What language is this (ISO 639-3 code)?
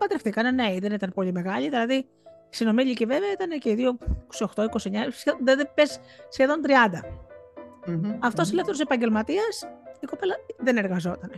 ell